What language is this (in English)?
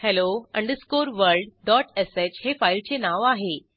Marathi